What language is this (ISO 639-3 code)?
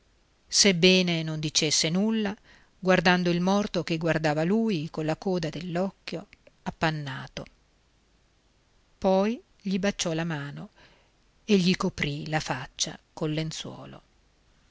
ita